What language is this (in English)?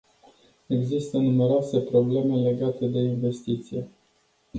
Romanian